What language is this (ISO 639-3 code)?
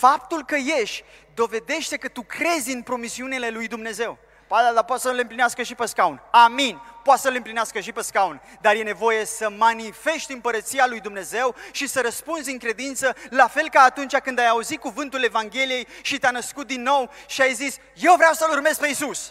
ron